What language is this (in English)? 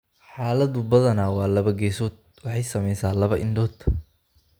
Somali